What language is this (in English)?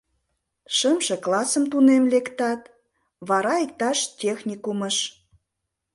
Mari